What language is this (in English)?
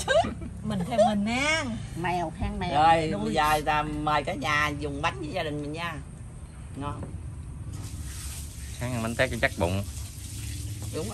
Vietnamese